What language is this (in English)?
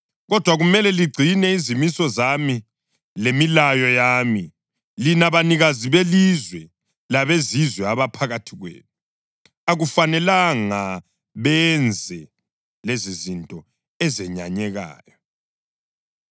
North Ndebele